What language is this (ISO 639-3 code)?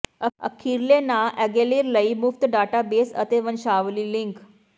pan